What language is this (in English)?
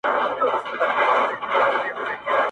Pashto